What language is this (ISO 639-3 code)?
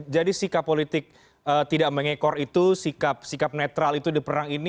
ind